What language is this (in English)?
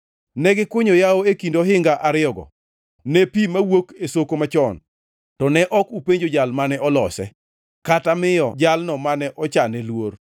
Luo (Kenya and Tanzania)